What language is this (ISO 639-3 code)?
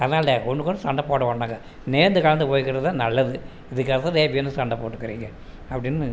tam